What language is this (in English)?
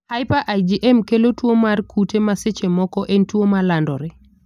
Luo (Kenya and Tanzania)